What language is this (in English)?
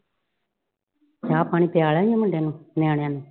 Punjabi